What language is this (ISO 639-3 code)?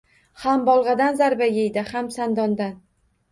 uzb